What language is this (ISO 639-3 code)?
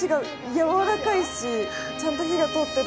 jpn